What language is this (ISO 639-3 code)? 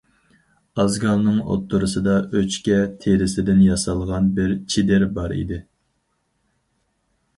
uig